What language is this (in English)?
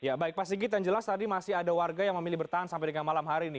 Indonesian